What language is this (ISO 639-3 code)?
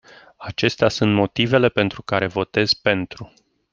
ron